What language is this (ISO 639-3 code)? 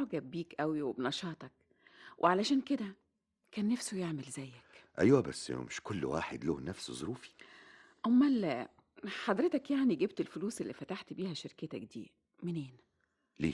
ara